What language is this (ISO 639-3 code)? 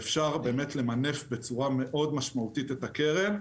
heb